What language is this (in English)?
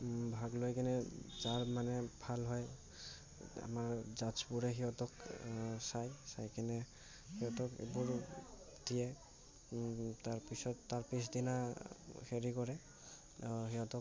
Assamese